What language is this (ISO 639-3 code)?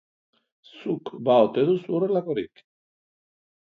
eus